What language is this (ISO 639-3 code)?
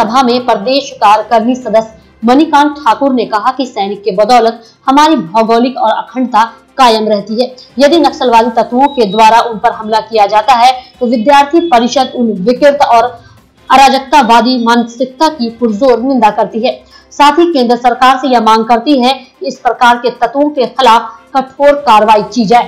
hin